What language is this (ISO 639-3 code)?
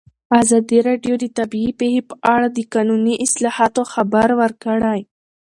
pus